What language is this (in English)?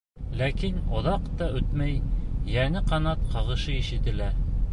Bashkir